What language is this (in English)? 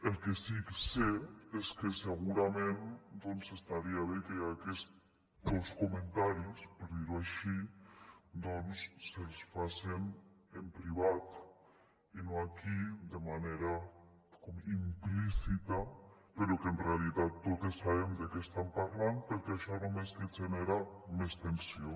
Catalan